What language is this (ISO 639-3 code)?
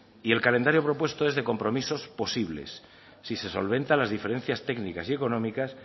spa